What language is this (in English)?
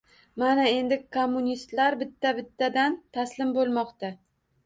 Uzbek